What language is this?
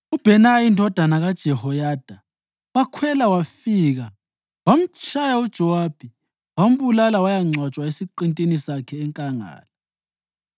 North Ndebele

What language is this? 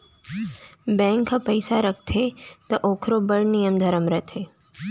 Chhattisgarhi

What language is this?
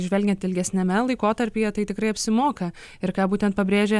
Lithuanian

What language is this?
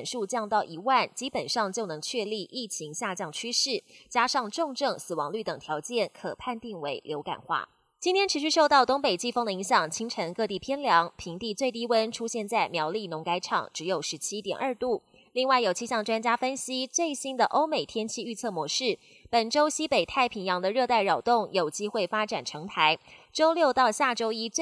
Chinese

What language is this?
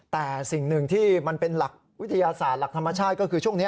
Thai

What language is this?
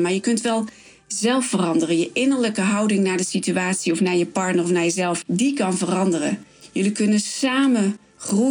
Dutch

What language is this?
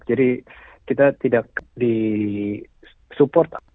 Indonesian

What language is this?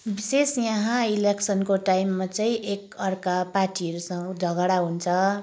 Nepali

